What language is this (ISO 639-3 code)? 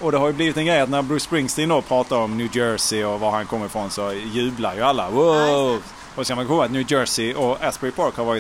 swe